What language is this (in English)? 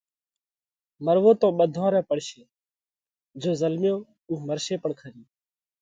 Parkari Koli